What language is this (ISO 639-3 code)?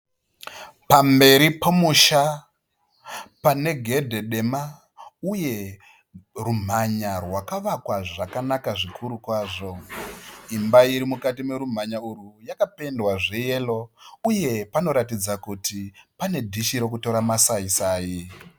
sna